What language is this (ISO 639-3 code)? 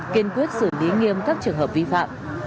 vie